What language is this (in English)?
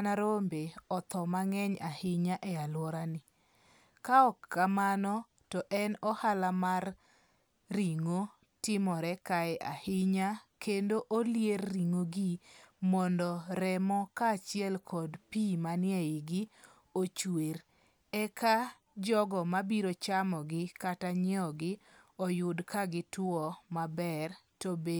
Luo (Kenya and Tanzania)